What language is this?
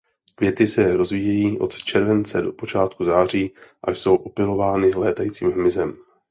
Czech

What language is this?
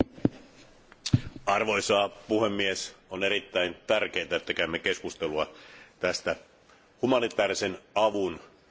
Finnish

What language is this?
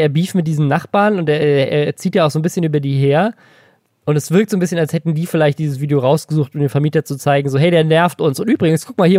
German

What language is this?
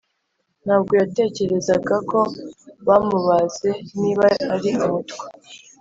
Kinyarwanda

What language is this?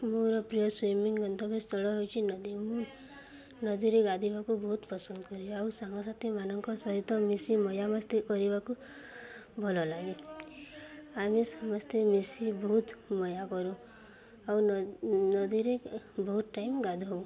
Odia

